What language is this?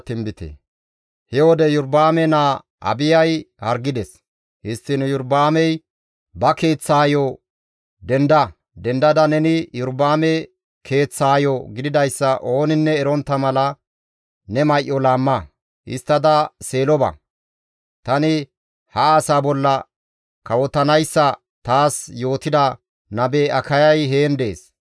Gamo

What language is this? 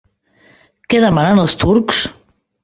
Catalan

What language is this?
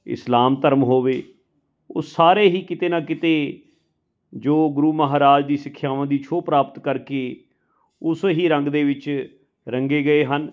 Punjabi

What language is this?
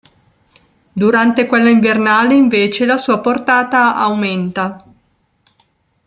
Italian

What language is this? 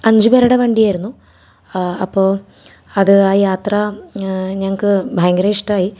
Malayalam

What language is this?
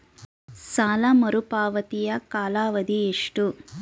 Kannada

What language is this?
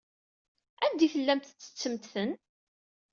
Kabyle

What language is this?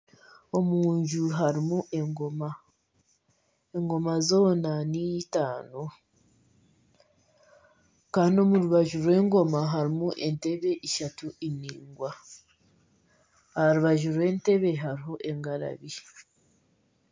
Nyankole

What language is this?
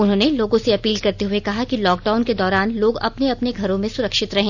Hindi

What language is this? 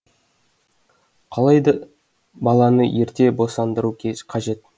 Kazakh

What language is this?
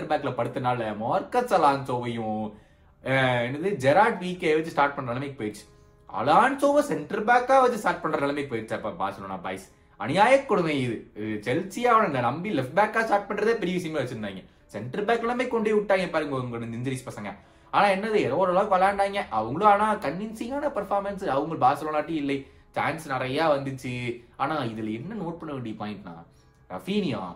Tamil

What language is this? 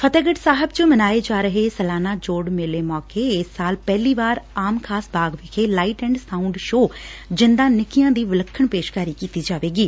Punjabi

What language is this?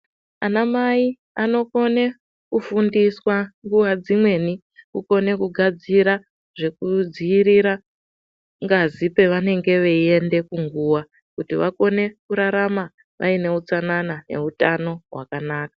Ndau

